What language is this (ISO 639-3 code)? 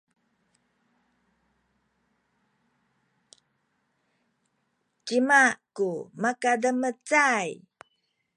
szy